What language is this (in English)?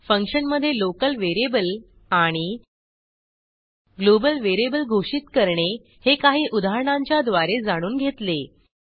Marathi